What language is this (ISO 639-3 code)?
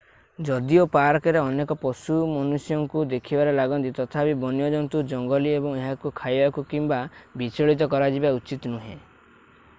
ori